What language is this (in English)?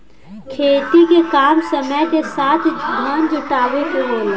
Bhojpuri